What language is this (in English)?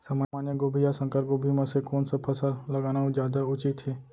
Chhattisgarhi